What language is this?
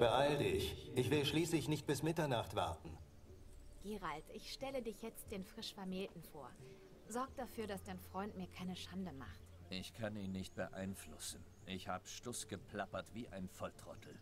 German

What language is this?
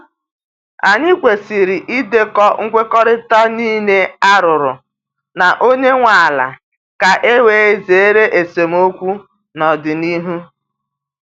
Igbo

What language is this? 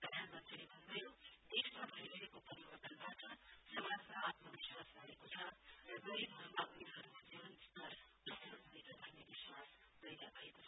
Nepali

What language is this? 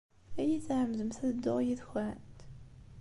Kabyle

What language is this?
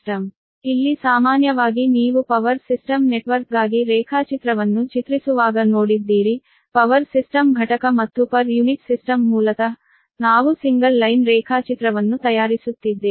Kannada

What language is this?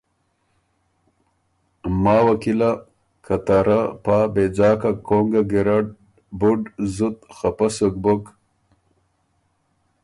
Ormuri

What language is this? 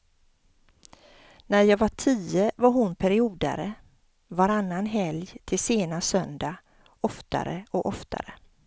Swedish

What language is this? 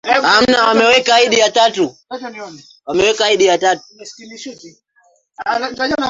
Swahili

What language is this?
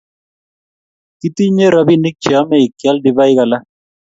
Kalenjin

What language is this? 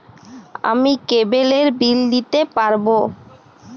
Bangla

